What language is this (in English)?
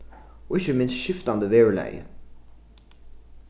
Faroese